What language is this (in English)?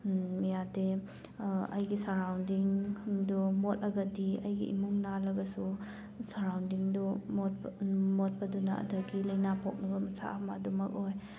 Manipuri